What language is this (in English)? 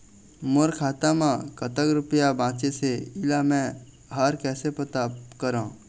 Chhattisgarhi